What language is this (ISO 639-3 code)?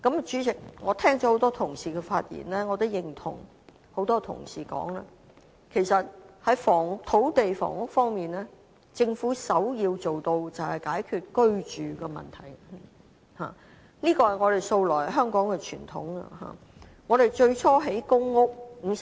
yue